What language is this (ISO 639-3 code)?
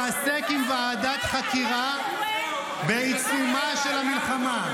heb